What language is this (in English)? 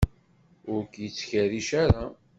Kabyle